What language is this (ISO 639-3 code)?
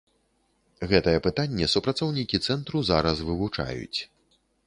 bel